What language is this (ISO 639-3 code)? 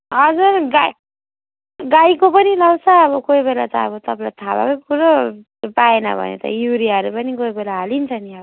nep